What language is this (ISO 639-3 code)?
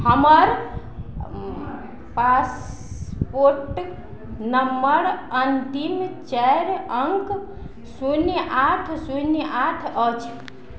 mai